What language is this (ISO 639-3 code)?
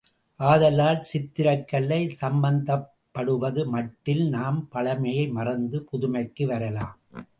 tam